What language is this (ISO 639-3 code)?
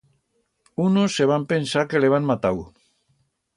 arg